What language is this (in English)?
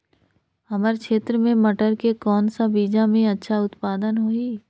Chhattisgarhi